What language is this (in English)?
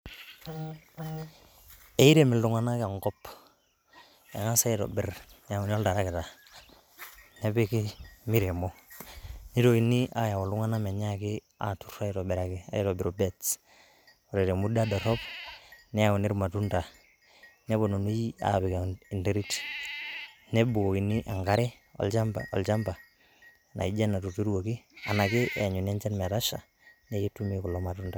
Masai